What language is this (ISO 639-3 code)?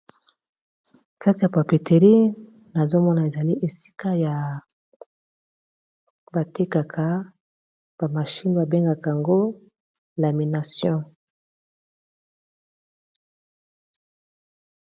lin